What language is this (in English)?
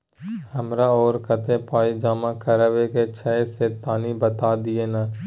Maithili